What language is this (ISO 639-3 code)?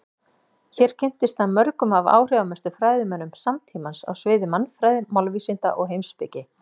isl